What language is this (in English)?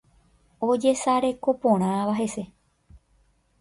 Guarani